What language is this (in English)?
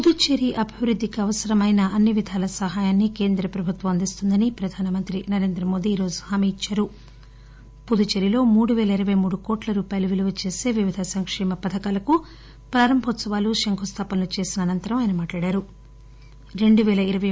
Telugu